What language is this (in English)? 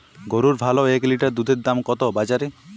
Bangla